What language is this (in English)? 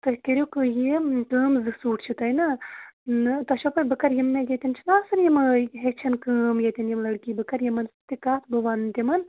Kashmiri